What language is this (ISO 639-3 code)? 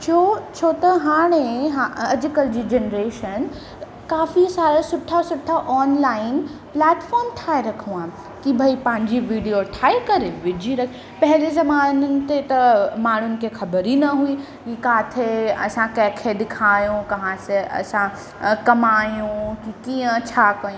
snd